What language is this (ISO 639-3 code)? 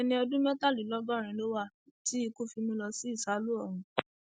yor